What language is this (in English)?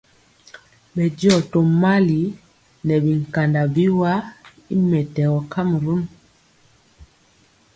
Mpiemo